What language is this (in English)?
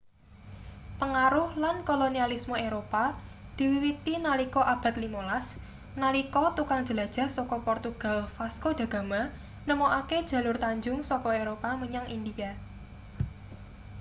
Javanese